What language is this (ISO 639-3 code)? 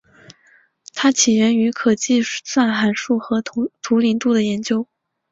zho